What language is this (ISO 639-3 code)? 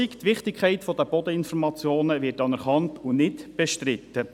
gsw